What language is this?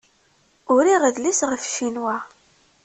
Kabyle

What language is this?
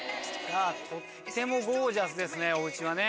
Japanese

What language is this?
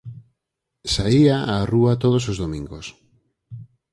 Galician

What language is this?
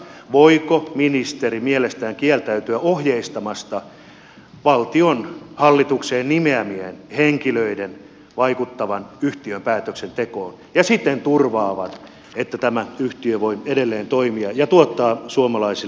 Finnish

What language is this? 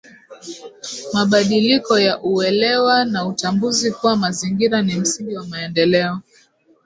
Swahili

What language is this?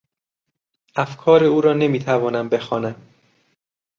Persian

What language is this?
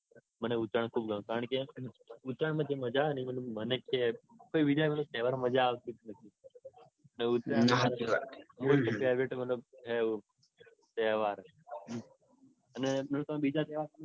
Gujarati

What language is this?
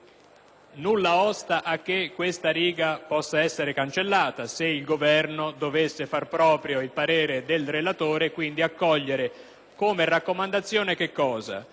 Italian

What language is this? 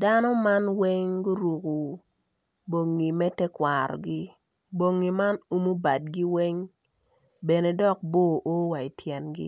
Acoli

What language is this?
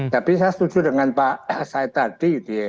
Indonesian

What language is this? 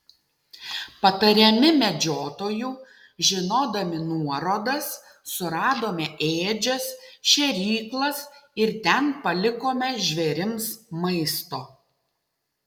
Lithuanian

